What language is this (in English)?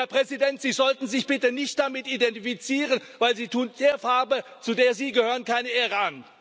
German